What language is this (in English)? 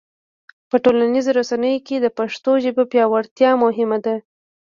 Pashto